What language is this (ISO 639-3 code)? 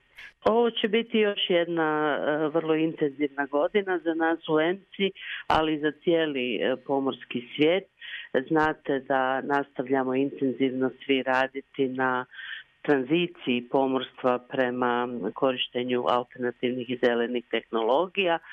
hrv